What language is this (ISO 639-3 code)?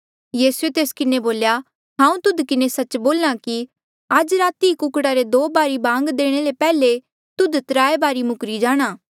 mjl